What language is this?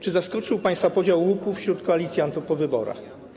Polish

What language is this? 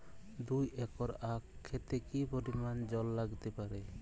Bangla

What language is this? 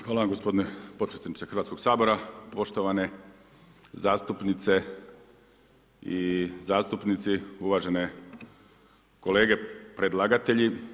Croatian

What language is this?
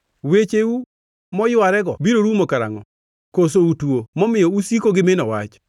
Luo (Kenya and Tanzania)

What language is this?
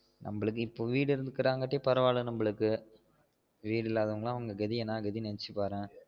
Tamil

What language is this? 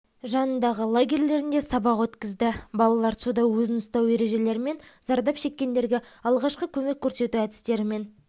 Kazakh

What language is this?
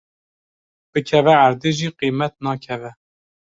Kurdish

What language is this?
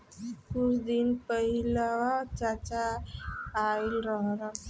Bhojpuri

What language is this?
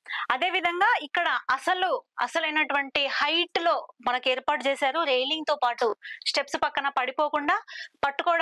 Telugu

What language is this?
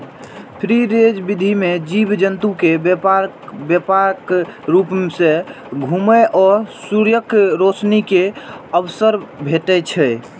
Maithili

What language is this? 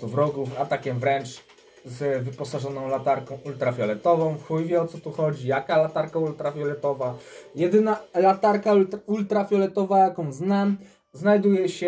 Polish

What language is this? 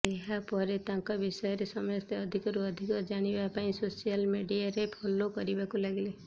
Odia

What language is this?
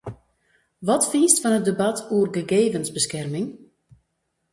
Western Frisian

